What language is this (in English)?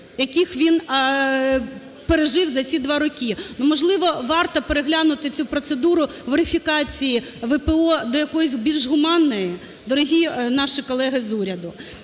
Ukrainian